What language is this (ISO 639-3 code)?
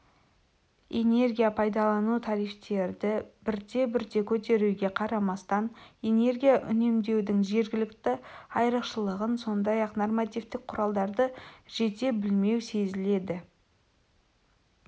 kaz